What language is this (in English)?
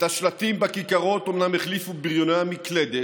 Hebrew